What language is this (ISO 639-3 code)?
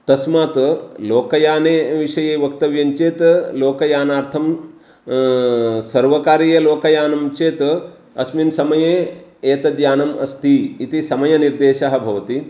san